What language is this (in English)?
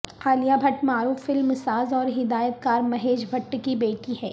Urdu